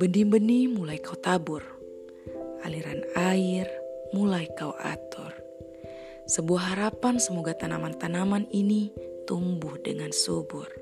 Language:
Indonesian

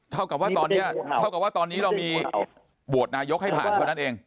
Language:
Thai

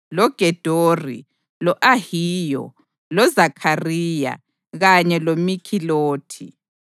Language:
North Ndebele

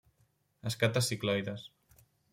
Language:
Catalan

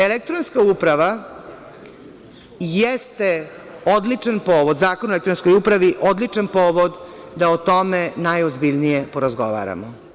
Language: Serbian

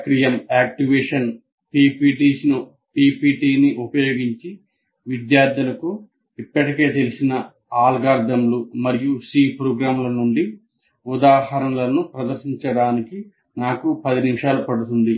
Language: Telugu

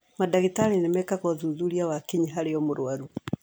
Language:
Kikuyu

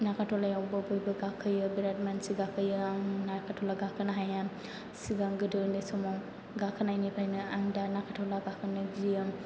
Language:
Bodo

